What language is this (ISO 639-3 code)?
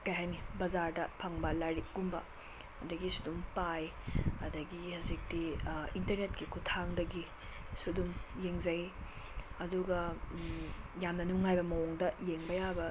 mni